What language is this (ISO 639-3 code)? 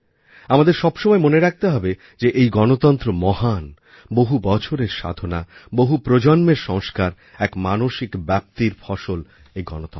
ben